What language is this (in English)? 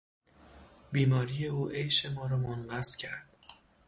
Persian